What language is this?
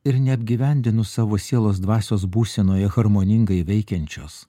Lithuanian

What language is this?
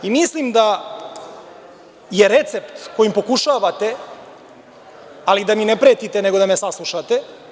Serbian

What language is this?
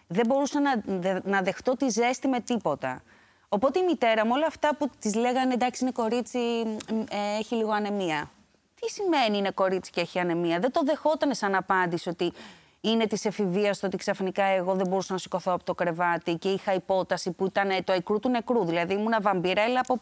Greek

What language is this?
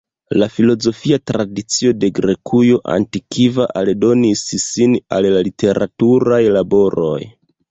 Esperanto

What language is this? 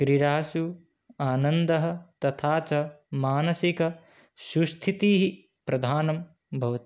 Sanskrit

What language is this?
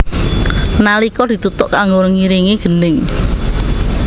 Javanese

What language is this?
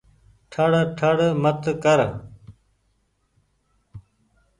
Goaria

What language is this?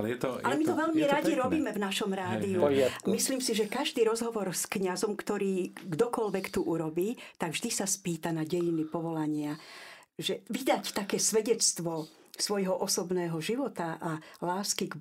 Slovak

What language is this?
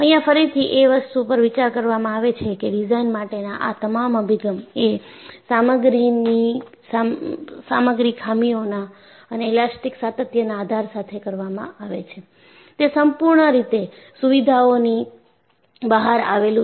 Gujarati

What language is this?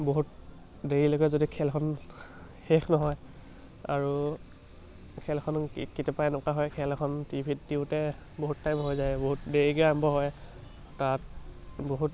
Assamese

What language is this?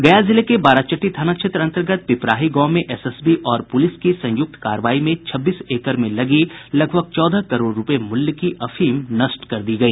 Hindi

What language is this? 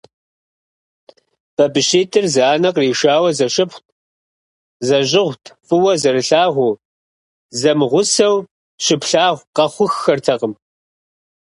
Kabardian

